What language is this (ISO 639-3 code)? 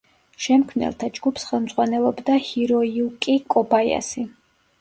kat